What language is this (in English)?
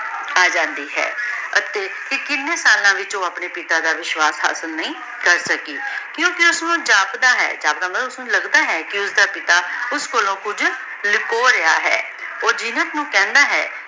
Punjabi